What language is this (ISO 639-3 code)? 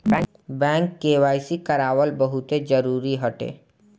bho